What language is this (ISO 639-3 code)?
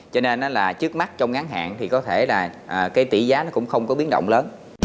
vie